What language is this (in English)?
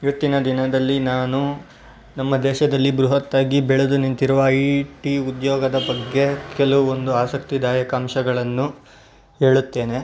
Kannada